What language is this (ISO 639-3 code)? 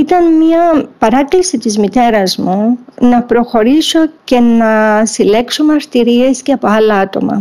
ell